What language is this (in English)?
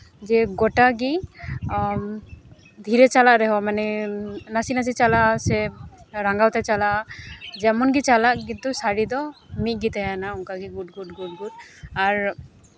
Santali